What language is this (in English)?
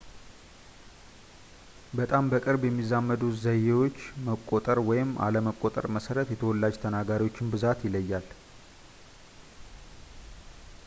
Amharic